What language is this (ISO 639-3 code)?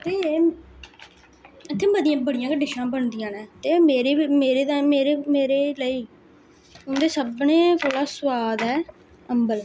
doi